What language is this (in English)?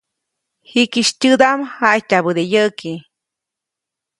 Copainalá Zoque